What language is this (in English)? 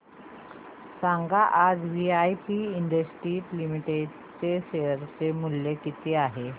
Marathi